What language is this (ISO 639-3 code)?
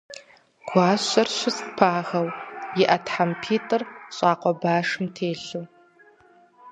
kbd